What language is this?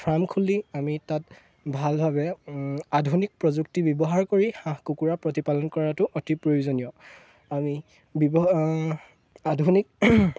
Assamese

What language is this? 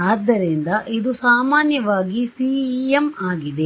Kannada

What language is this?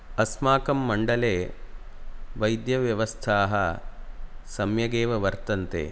Sanskrit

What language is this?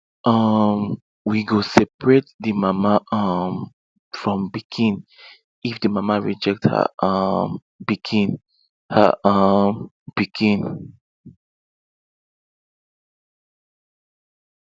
Nigerian Pidgin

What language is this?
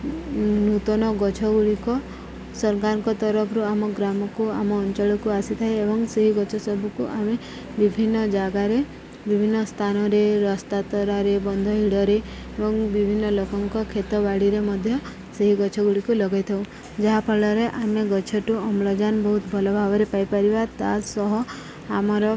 Odia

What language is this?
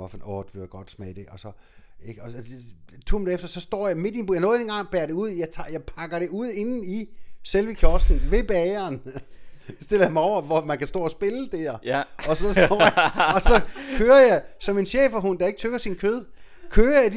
Danish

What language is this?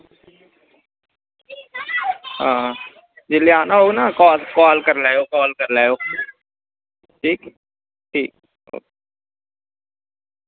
Dogri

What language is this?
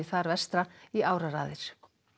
Icelandic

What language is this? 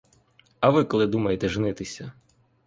Ukrainian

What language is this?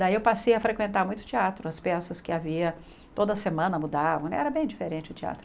Portuguese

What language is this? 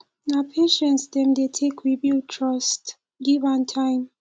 Nigerian Pidgin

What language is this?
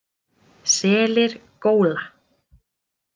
Icelandic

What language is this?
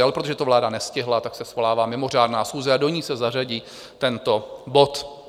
Czech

